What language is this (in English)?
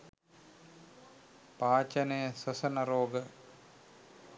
Sinhala